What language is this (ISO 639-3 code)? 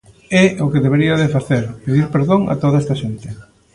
glg